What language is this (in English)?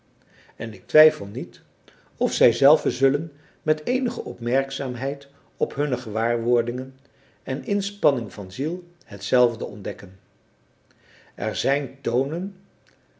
Dutch